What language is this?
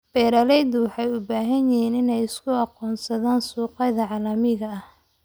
Somali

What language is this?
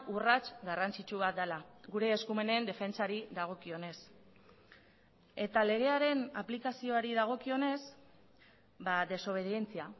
Basque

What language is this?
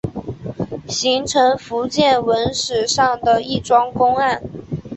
Chinese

